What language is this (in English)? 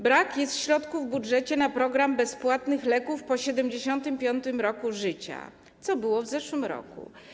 Polish